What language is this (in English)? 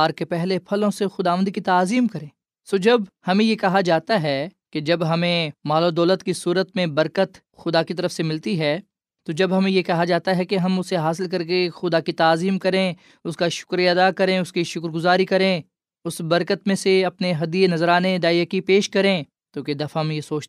Urdu